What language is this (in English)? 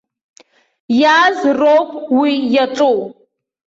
Abkhazian